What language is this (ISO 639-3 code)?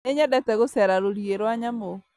kik